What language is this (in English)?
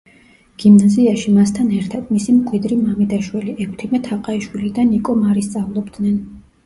Georgian